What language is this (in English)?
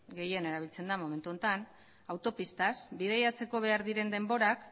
Basque